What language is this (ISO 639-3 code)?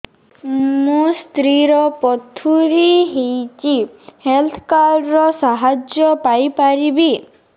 ori